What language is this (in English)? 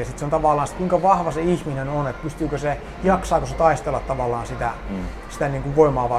Finnish